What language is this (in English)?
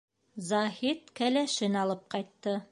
Bashkir